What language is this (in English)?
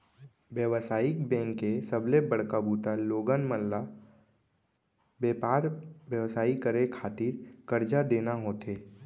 Chhattisgarhi